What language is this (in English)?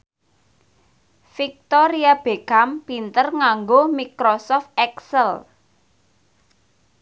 Javanese